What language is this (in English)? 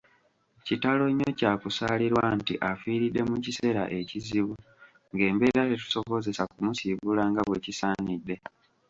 Ganda